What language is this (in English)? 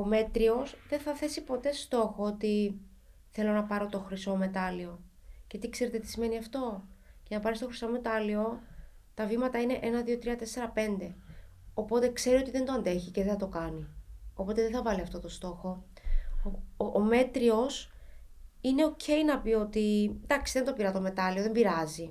Greek